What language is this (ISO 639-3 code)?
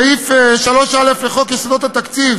heb